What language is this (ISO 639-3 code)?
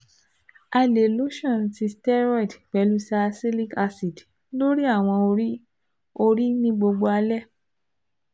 yor